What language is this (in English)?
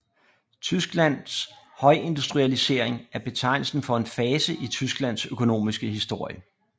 Danish